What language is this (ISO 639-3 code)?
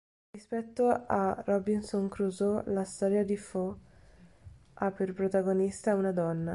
ita